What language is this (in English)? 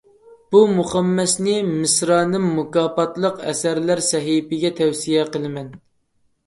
Uyghur